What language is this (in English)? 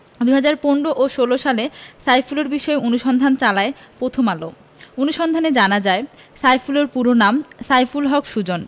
Bangla